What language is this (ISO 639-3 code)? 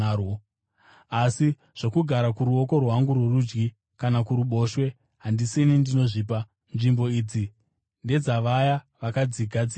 sna